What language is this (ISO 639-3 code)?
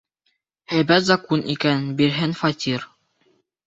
bak